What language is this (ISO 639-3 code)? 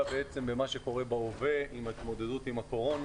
heb